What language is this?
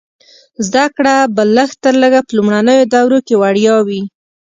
Pashto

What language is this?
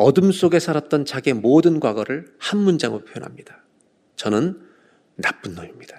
Korean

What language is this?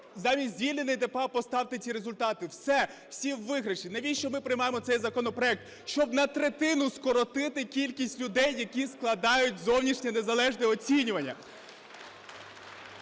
Ukrainian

